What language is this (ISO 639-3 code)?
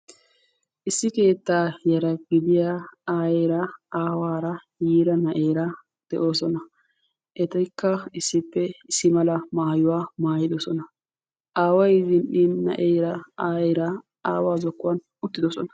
wal